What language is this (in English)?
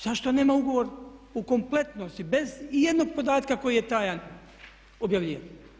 Croatian